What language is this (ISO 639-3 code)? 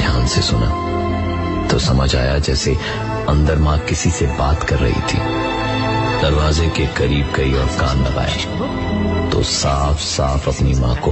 hin